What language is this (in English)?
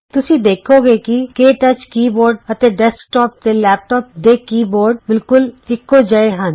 Punjabi